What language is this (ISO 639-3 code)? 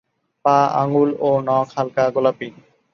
ben